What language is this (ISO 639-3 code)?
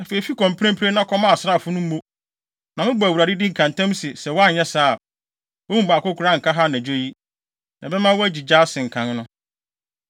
aka